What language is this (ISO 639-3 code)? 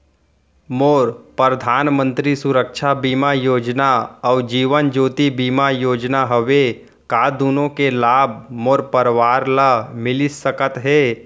hne